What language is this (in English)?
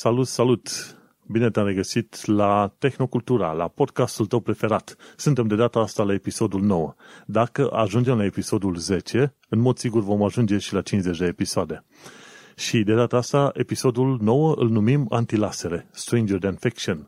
Romanian